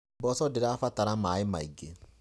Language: Kikuyu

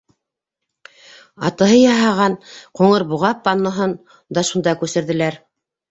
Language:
Bashkir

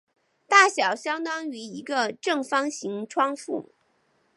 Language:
Chinese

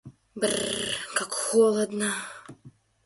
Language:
Russian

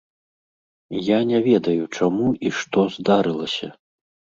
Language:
Belarusian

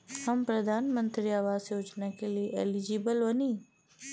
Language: Bhojpuri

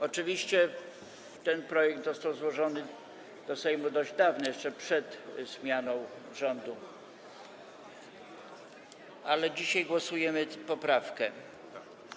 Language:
Polish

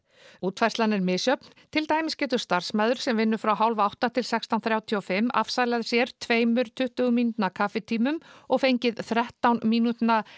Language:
Icelandic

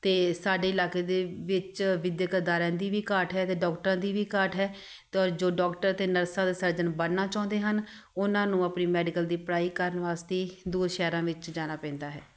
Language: Punjabi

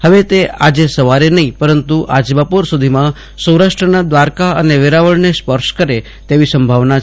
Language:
Gujarati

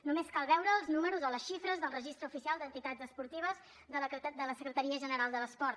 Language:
Catalan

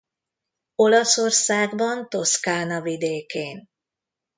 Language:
Hungarian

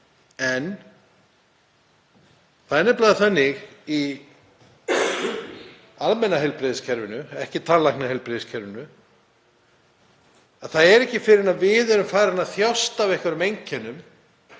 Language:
Icelandic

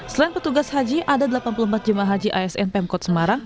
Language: Indonesian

